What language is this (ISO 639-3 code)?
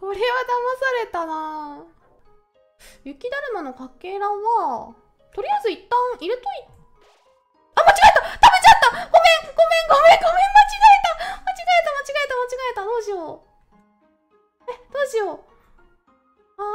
jpn